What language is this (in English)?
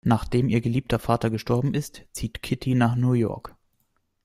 German